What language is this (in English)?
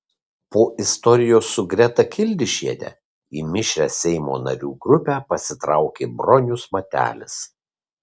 Lithuanian